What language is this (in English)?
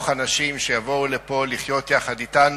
Hebrew